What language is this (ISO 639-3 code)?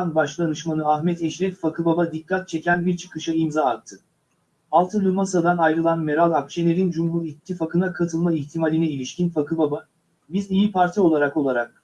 tur